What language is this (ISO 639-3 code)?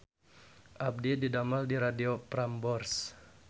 sun